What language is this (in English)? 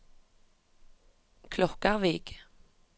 Norwegian